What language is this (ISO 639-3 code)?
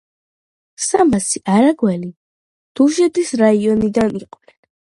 kat